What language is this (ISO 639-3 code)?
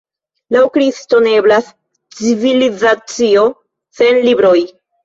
epo